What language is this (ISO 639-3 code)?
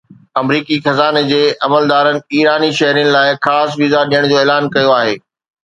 snd